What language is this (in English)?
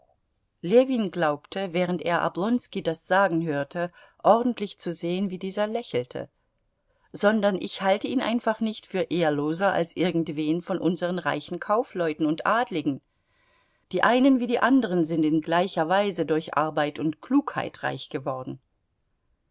German